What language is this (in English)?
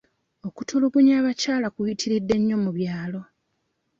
Ganda